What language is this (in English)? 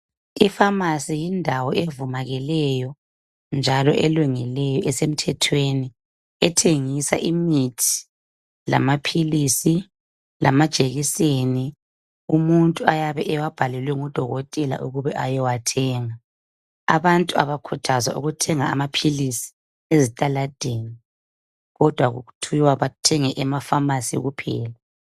North Ndebele